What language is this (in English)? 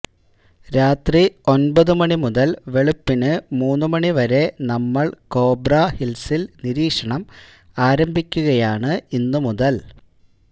Malayalam